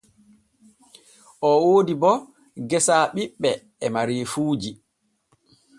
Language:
Borgu Fulfulde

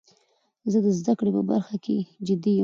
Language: Pashto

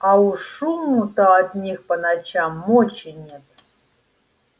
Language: Russian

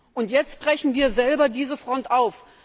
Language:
German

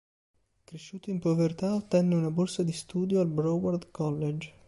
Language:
Italian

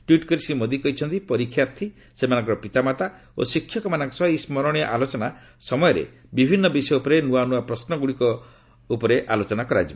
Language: Odia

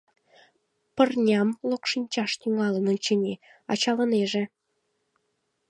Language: Mari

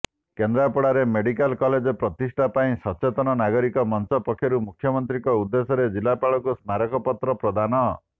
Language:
Odia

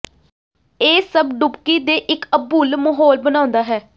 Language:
Punjabi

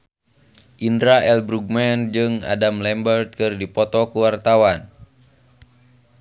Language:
Sundanese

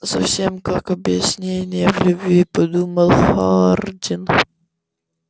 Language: Russian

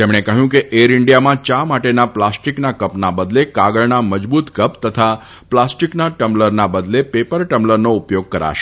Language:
Gujarati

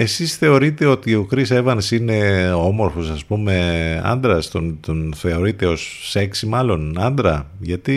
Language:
Greek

